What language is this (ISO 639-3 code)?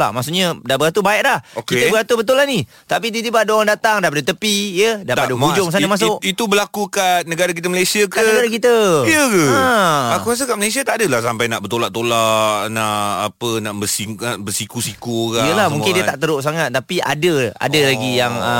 msa